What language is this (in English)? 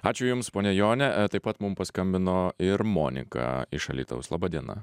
Lithuanian